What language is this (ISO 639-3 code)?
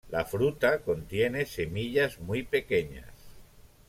spa